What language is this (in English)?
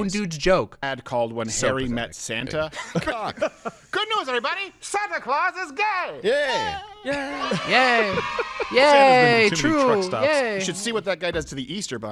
English